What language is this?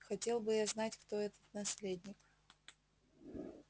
Russian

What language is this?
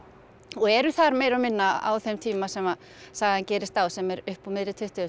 Icelandic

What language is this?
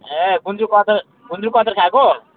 Nepali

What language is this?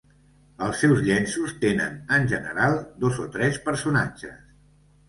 Catalan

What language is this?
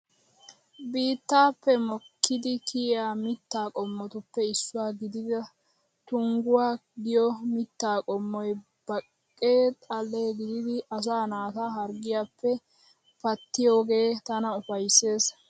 Wolaytta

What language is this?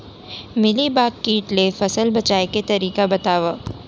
Chhattisgarhi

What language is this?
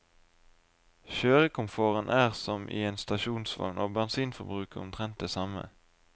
Norwegian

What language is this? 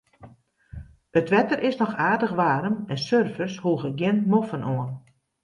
Western Frisian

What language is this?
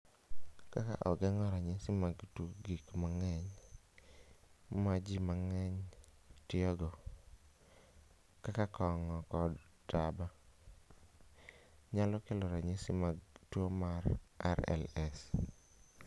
Luo (Kenya and Tanzania)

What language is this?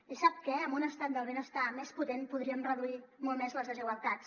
Catalan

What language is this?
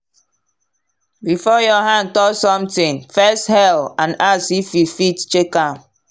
Nigerian Pidgin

